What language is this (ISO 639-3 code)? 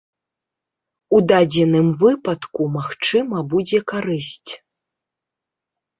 bel